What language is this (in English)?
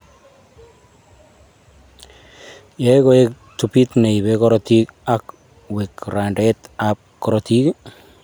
Kalenjin